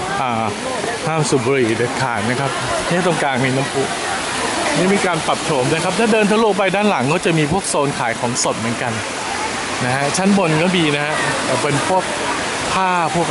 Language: Thai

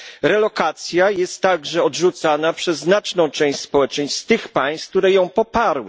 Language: Polish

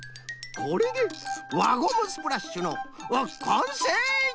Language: Japanese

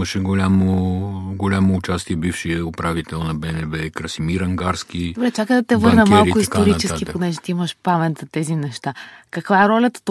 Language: Bulgarian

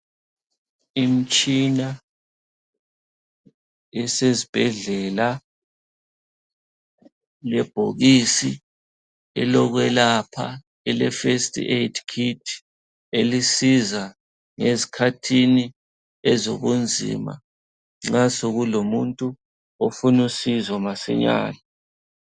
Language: North Ndebele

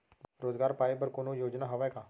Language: Chhattisgarhi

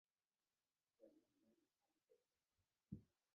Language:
Arabic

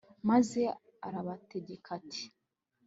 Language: Kinyarwanda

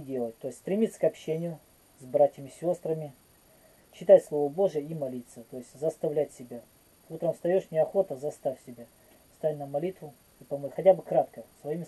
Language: Russian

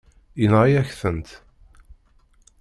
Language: Kabyle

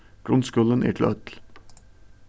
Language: Faroese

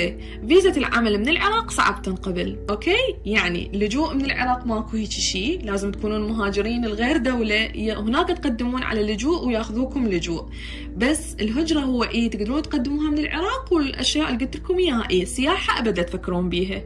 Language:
Arabic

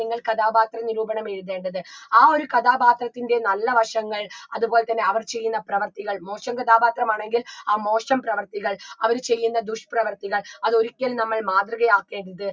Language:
Malayalam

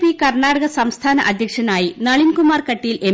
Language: Malayalam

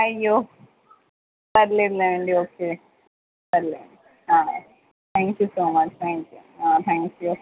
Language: Telugu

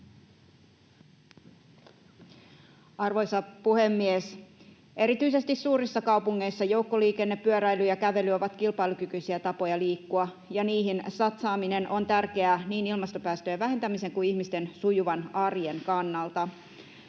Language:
Finnish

